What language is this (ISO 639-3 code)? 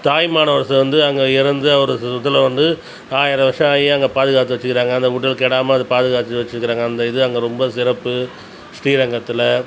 tam